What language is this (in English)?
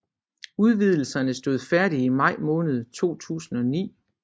Danish